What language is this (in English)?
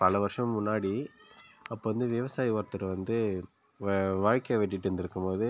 Tamil